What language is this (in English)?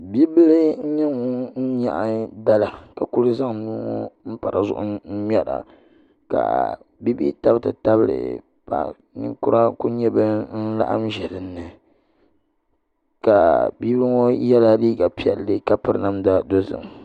Dagbani